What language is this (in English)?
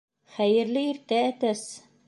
Bashkir